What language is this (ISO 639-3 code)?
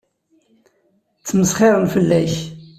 kab